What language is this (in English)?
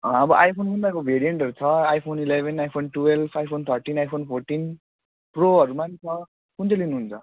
Nepali